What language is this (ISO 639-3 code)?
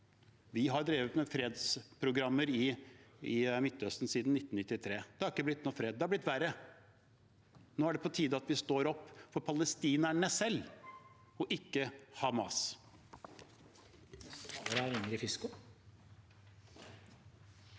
nor